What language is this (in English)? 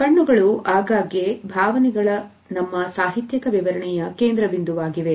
Kannada